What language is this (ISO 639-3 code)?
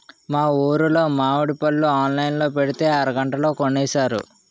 tel